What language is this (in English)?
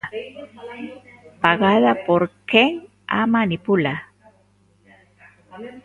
Galician